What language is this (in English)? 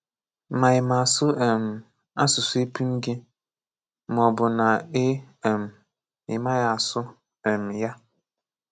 Igbo